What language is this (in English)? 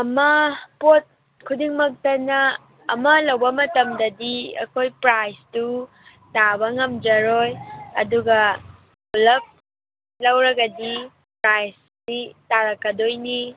Manipuri